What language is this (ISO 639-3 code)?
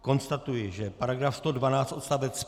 ces